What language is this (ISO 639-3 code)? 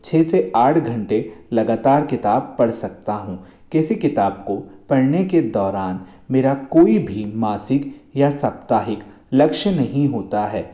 hin